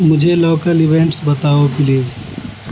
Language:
Urdu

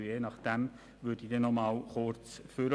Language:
Swiss German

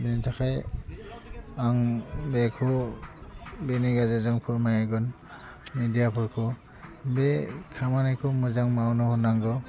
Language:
Bodo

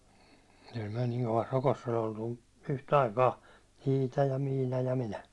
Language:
Finnish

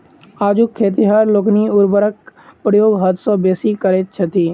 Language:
Maithili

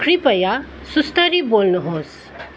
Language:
Nepali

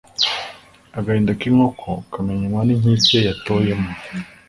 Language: Kinyarwanda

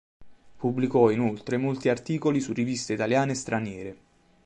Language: Italian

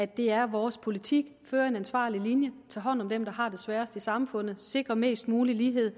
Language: Danish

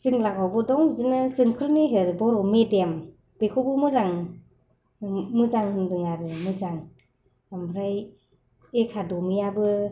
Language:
Bodo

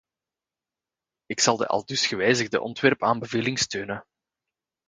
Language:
Dutch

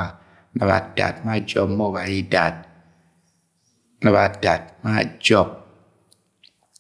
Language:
Agwagwune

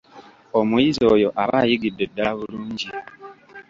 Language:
Ganda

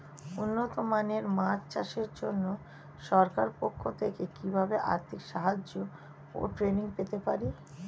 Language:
Bangla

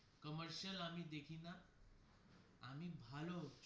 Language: Bangla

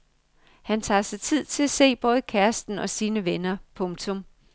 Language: Danish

